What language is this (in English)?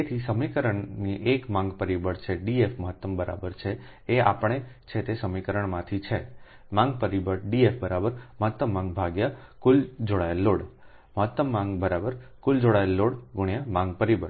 Gujarati